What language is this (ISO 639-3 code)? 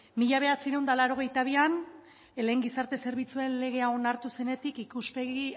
eus